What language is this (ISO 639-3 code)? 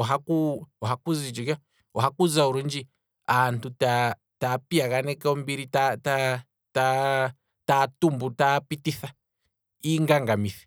kwm